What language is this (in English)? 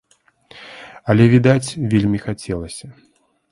Belarusian